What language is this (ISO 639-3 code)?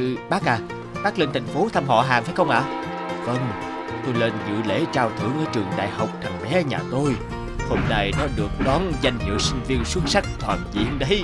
vie